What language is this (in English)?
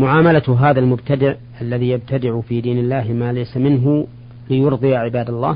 Arabic